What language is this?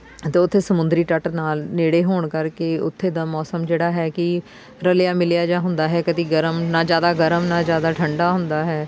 Punjabi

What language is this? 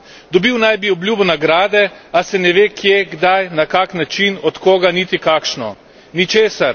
Slovenian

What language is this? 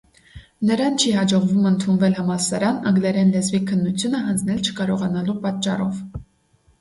Armenian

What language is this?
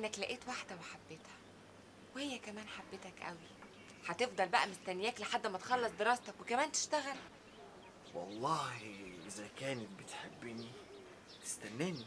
Arabic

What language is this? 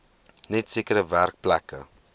Afrikaans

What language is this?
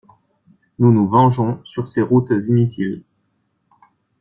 French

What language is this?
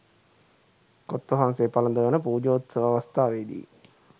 Sinhala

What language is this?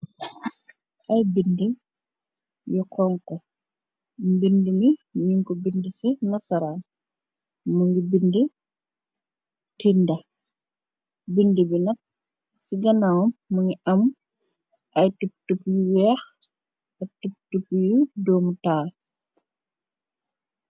Wolof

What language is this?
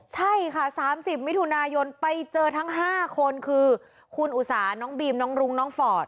Thai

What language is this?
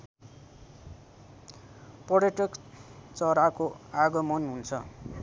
Nepali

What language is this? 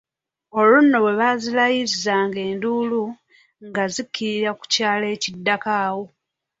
Ganda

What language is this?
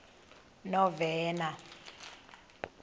Xhosa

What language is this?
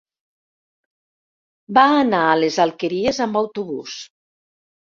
Catalan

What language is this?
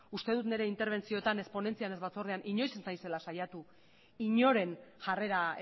Basque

